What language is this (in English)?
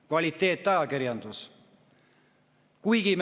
Estonian